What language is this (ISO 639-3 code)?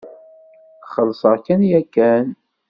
kab